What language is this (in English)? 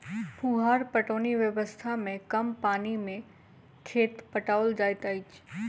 Maithili